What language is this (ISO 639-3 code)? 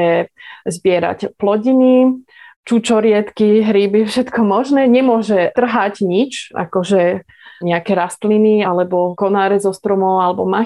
slk